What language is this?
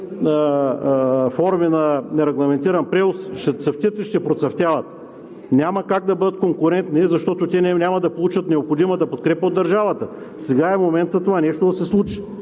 Bulgarian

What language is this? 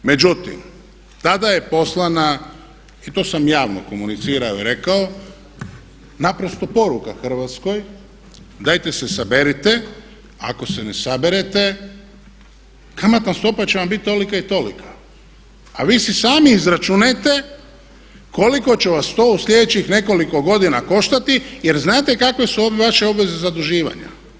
Croatian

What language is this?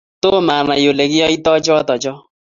Kalenjin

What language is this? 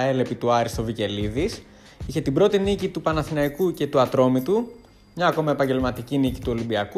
Greek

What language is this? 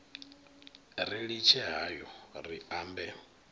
Venda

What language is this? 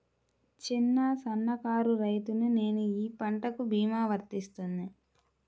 Telugu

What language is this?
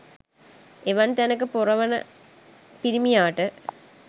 Sinhala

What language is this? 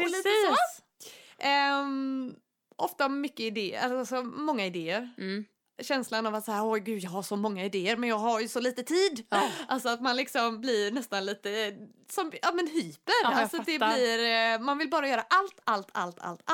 Swedish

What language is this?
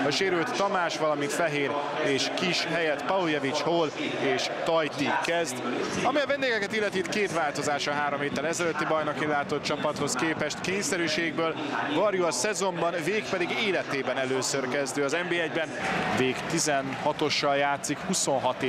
Hungarian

